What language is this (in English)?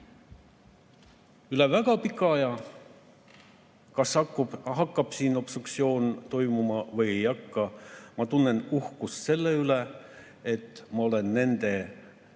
Estonian